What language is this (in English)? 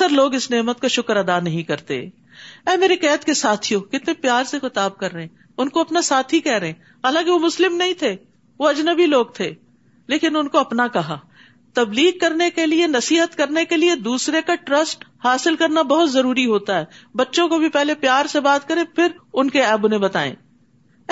Urdu